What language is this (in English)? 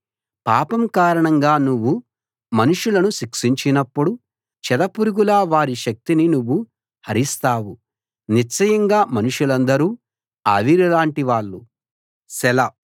Telugu